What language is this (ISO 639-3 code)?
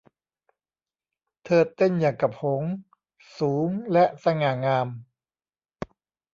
tha